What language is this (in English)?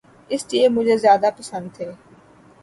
Urdu